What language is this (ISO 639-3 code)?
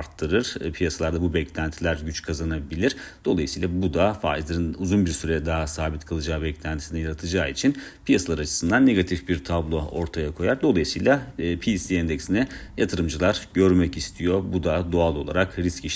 tur